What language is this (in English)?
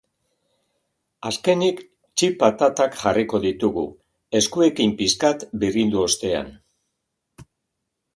Basque